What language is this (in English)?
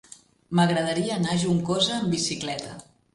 Catalan